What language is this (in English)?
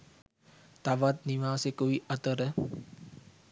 Sinhala